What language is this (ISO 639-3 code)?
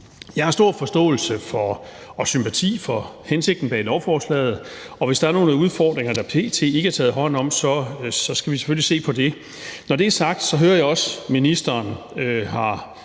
dan